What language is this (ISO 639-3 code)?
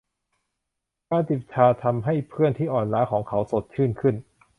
tha